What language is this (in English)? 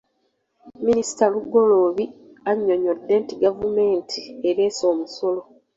Ganda